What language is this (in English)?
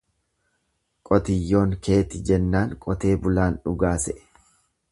Oromo